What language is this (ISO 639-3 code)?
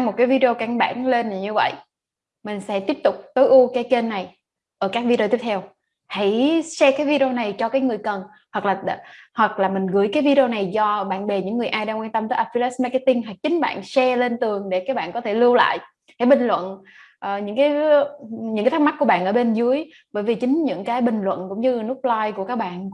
vie